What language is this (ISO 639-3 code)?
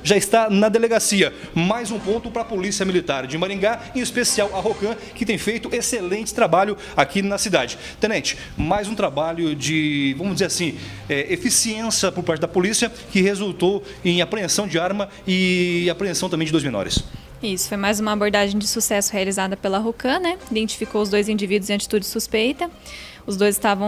por